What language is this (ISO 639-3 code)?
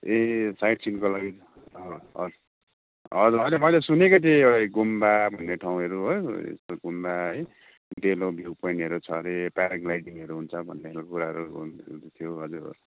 nep